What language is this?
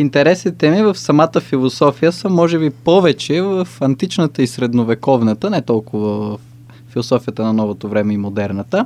Bulgarian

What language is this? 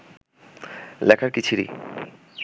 Bangla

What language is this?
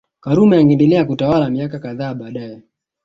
Swahili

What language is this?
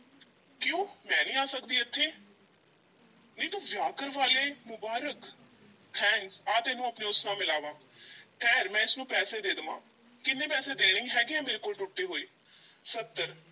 Punjabi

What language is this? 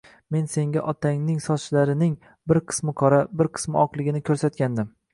Uzbek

